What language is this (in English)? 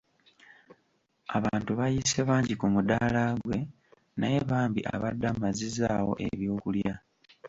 Ganda